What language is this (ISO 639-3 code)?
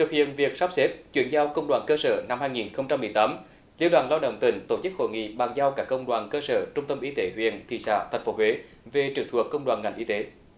vie